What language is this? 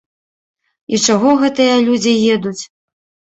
Belarusian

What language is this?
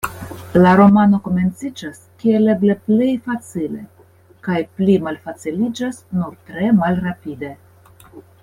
Esperanto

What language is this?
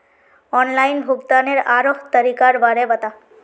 Magahi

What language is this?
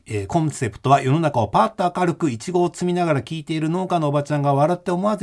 Japanese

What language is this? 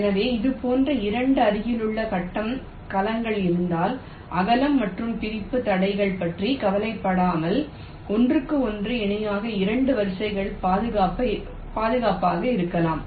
Tamil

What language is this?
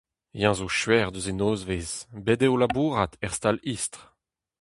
Breton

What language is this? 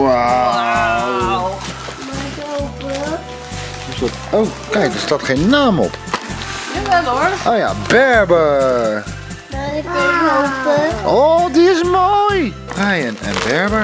Dutch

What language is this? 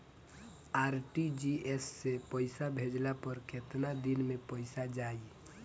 Bhojpuri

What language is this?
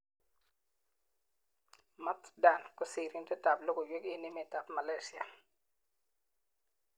Kalenjin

